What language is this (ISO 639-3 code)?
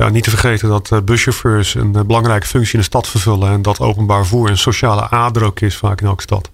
nld